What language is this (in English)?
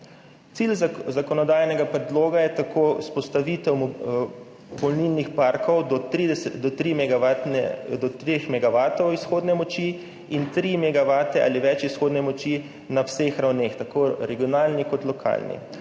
Slovenian